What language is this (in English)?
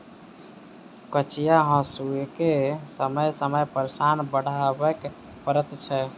Maithili